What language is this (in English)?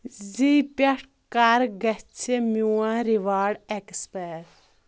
Kashmiri